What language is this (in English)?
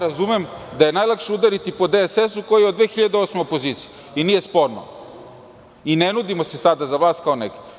Serbian